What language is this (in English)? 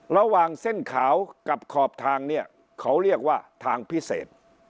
Thai